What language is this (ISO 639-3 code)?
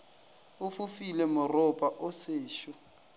nso